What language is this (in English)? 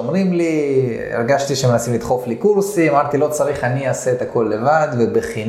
Hebrew